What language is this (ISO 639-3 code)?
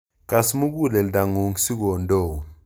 kln